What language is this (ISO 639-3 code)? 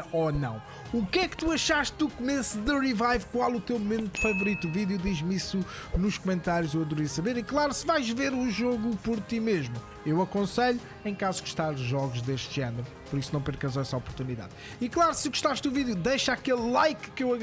por